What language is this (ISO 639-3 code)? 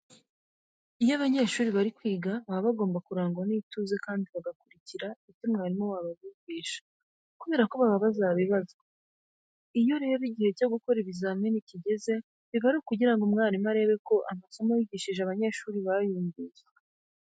kin